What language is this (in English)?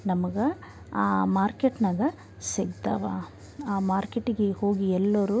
Kannada